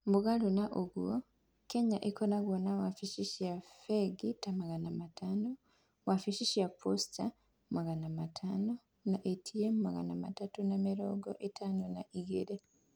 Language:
Kikuyu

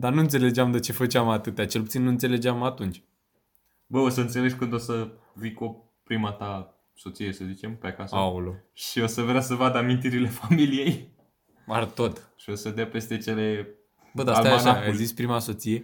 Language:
Romanian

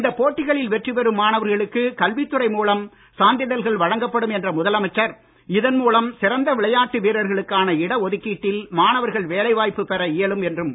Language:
Tamil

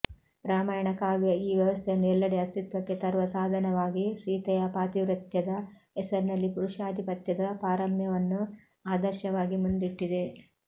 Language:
Kannada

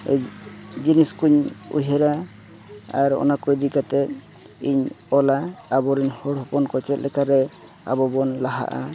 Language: Santali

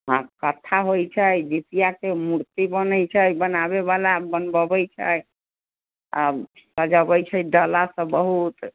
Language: Maithili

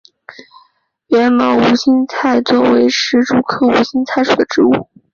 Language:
Chinese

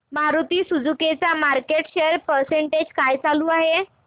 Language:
Marathi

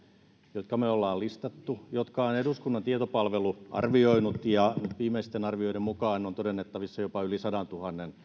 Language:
Finnish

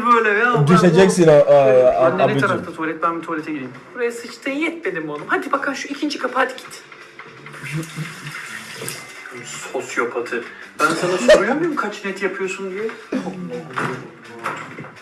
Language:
Turkish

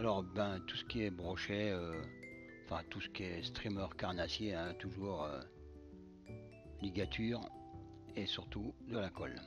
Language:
French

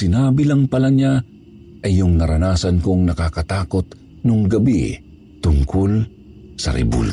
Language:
Filipino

